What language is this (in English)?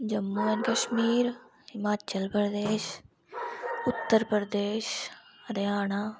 Dogri